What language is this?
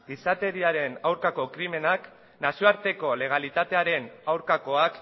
Basque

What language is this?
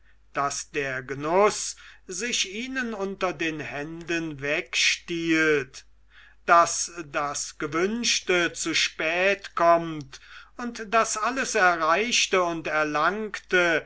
German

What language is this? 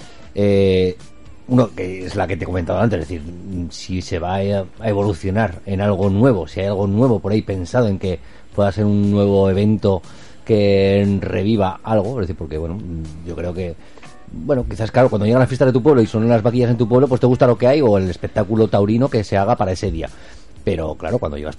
Spanish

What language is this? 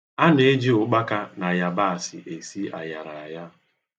Igbo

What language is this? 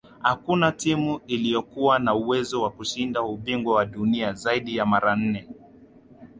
Swahili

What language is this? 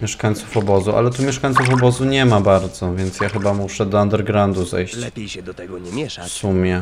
Polish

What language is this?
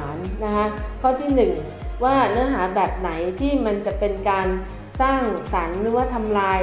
Thai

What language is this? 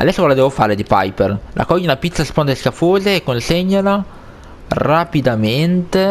Italian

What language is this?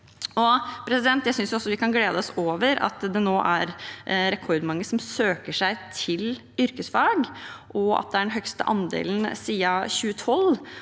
Norwegian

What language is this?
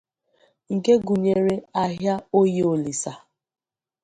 Igbo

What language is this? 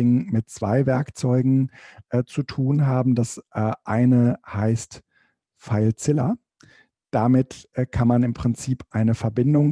German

